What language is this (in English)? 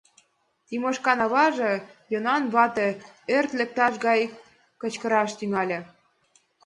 Mari